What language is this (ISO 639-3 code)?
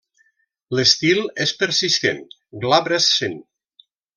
cat